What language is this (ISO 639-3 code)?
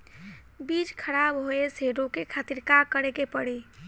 bho